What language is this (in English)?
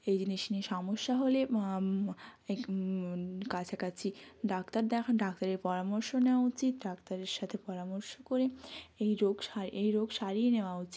Bangla